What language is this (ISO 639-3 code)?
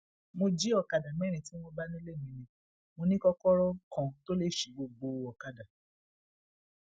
yor